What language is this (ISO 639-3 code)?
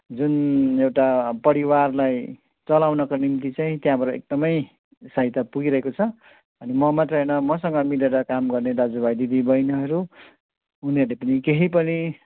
nep